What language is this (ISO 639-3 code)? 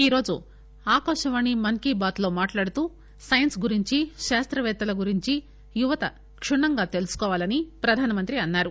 tel